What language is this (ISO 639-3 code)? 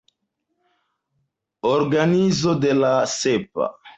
epo